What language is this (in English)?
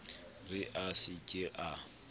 Southern Sotho